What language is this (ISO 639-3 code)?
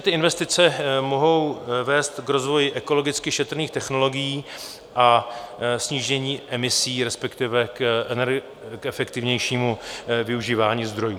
ces